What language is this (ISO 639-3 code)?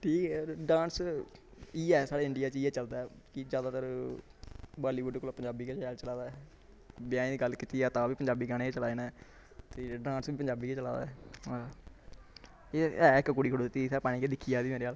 doi